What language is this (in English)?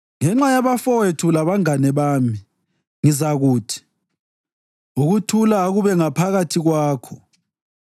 North Ndebele